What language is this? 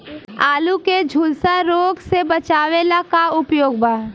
Bhojpuri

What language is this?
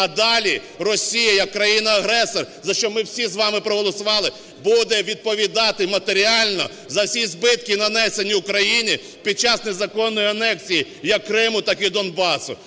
Ukrainian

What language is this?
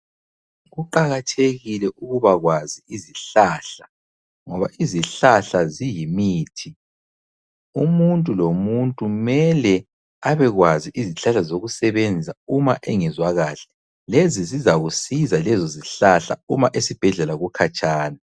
North Ndebele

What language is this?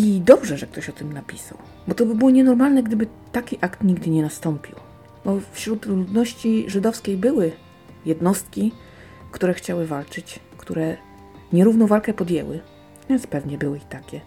Polish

